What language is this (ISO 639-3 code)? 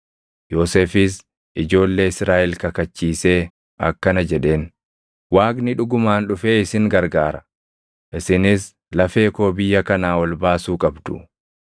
orm